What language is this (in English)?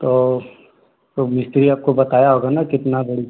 Hindi